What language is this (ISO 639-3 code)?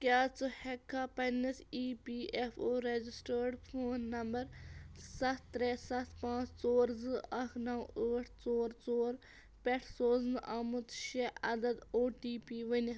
kas